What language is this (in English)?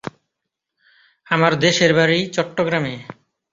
Bangla